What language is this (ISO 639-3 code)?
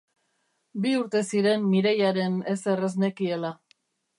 eus